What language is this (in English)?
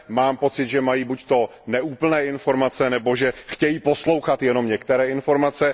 Czech